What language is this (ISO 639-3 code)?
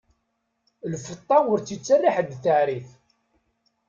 kab